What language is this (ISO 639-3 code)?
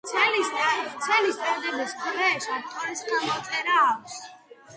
kat